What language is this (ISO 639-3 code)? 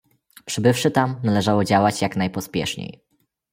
pol